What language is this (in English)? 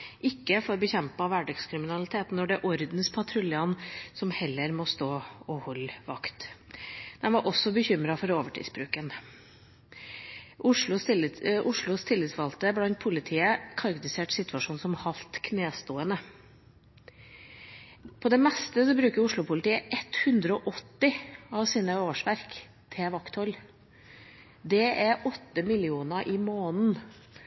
Norwegian Bokmål